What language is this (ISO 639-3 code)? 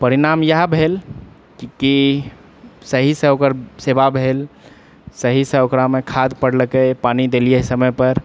mai